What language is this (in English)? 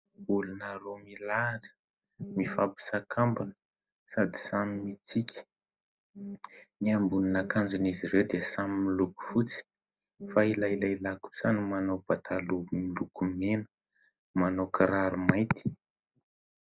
Malagasy